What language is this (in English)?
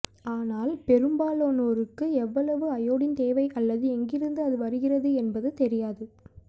Tamil